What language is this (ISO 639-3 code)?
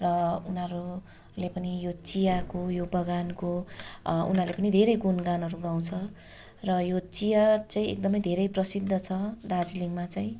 nep